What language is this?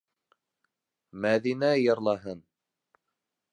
Bashkir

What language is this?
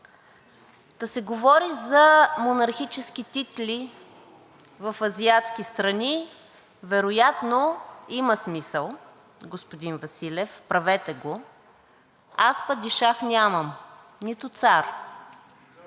Bulgarian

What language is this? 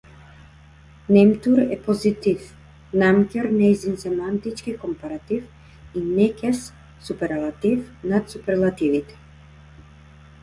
Macedonian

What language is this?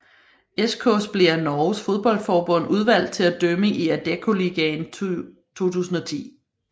Danish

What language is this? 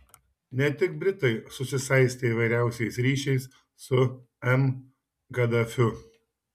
Lithuanian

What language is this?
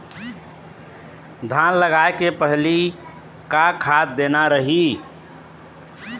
Chhattisgarhi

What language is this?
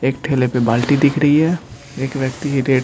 Hindi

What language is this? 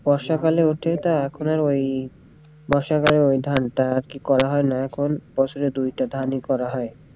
Bangla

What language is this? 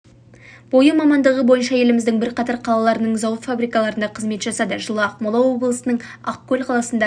Kazakh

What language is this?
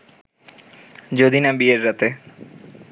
Bangla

